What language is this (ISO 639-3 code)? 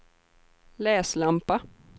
swe